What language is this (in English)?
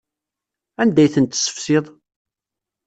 Kabyle